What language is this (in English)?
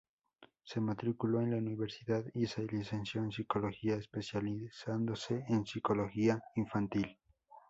Spanish